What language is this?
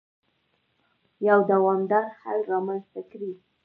Pashto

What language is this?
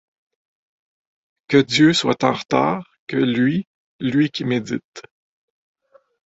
French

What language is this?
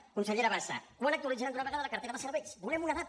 Catalan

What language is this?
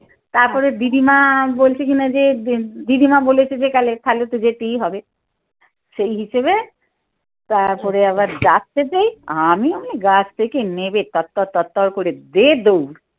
Bangla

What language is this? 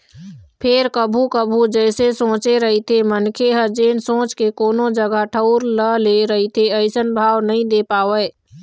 Chhattisgarhi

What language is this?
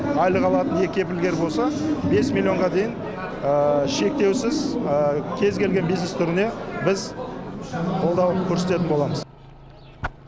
Kazakh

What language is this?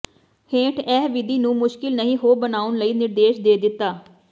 Punjabi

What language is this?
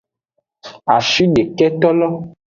Aja (Benin)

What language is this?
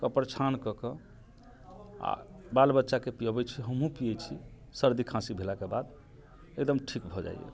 Maithili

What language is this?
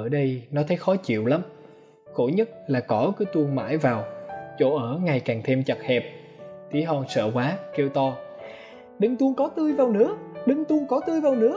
Vietnamese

